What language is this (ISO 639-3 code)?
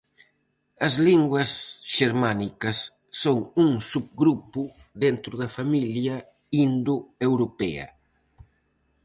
glg